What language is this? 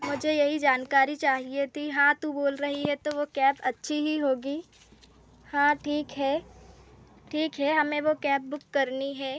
Hindi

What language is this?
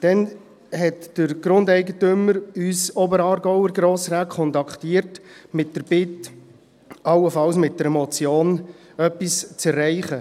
Swiss German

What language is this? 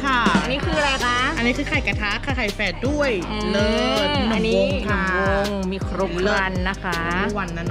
Thai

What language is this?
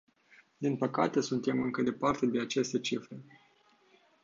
Romanian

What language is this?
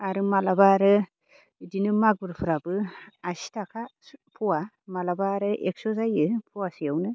Bodo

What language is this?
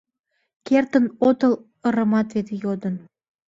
Mari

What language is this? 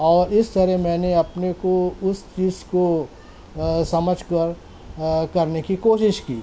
Urdu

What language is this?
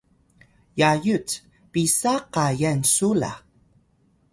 Atayal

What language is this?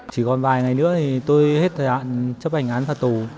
Vietnamese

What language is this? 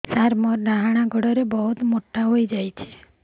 Odia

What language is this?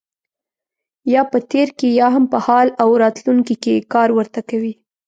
Pashto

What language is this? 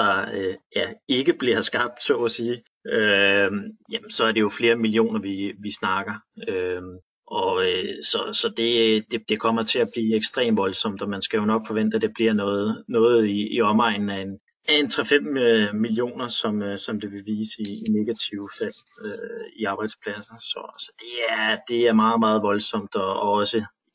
Danish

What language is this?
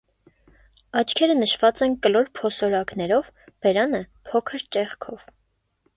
Armenian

